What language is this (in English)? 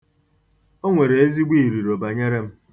Igbo